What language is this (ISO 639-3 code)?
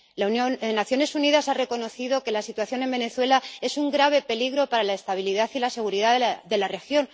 spa